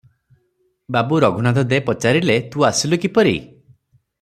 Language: Odia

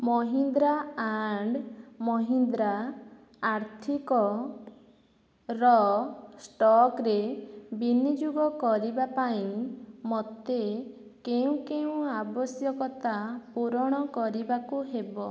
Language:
Odia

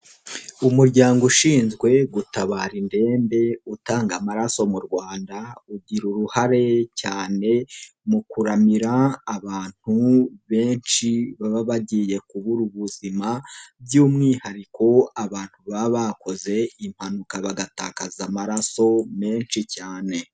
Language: Kinyarwanda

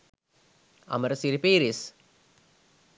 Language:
Sinhala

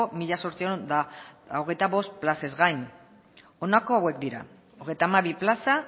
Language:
Basque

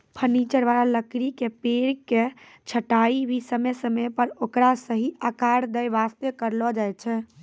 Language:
Maithili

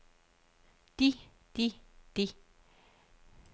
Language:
Danish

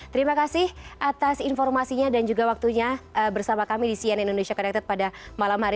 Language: Indonesian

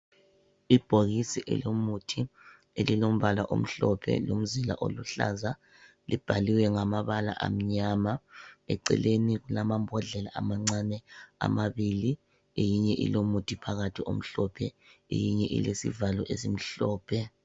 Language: North Ndebele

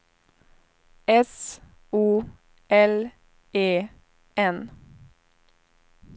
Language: Swedish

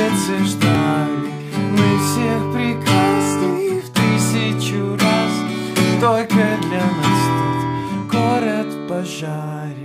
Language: Polish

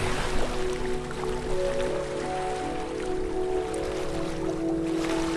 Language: Portuguese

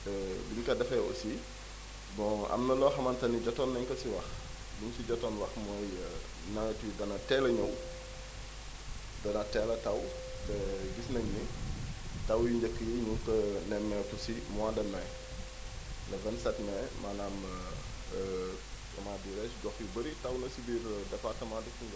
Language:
Wolof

